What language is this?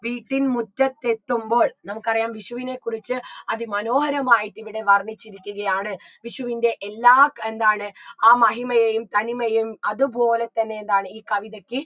Malayalam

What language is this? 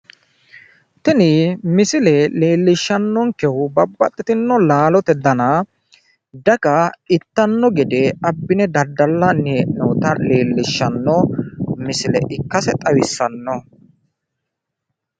Sidamo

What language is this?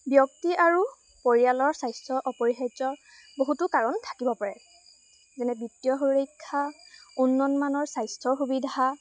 Assamese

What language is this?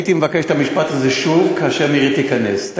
Hebrew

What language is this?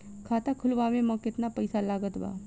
Bhojpuri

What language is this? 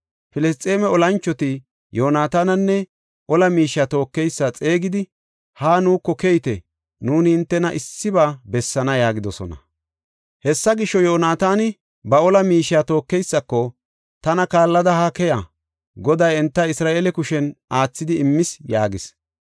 Gofa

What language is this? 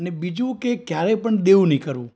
Gujarati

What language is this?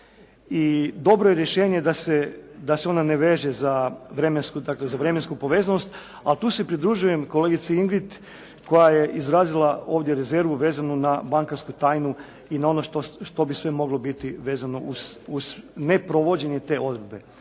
Croatian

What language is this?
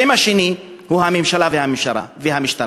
Hebrew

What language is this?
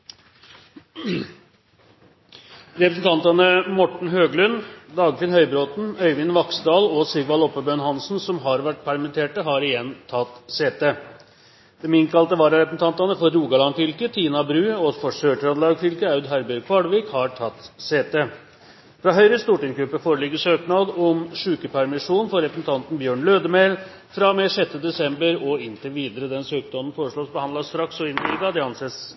Norwegian Bokmål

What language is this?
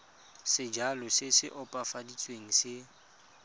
Tswana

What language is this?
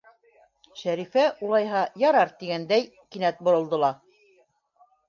Bashkir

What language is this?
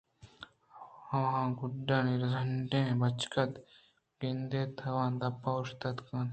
Eastern Balochi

